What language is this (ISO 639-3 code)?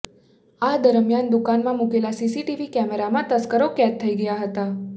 guj